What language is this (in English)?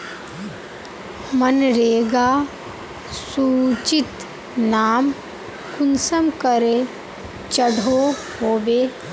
Magahi